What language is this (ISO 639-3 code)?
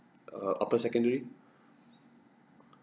eng